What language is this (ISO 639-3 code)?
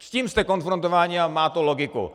ces